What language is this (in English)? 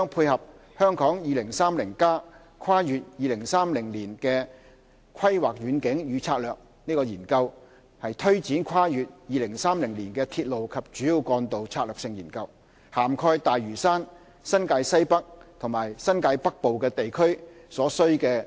Cantonese